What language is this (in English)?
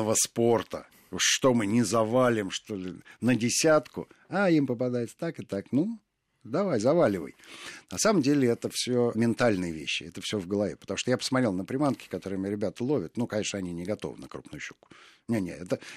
Russian